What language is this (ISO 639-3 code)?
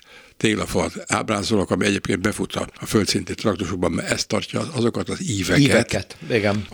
hun